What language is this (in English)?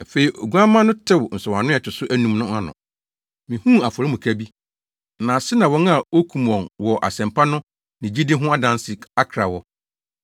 Akan